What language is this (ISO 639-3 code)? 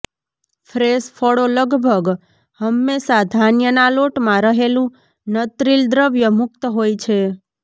guj